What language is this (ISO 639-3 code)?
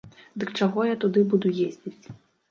bel